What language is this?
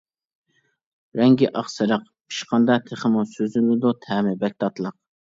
Uyghur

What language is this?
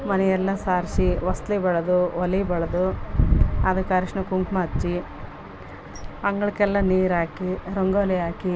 Kannada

